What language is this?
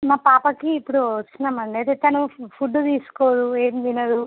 Telugu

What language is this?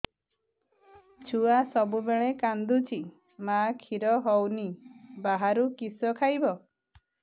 Odia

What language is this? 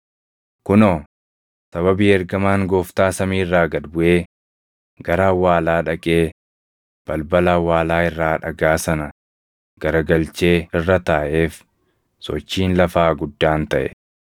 Oromo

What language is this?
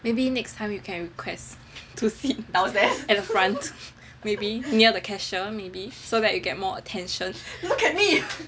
English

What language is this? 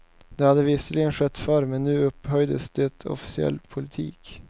Swedish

